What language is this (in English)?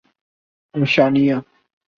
Urdu